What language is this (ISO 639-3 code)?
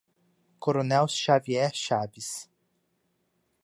por